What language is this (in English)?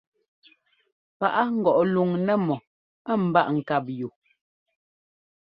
Ngomba